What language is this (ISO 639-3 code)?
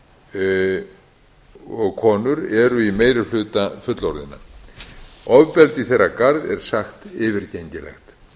isl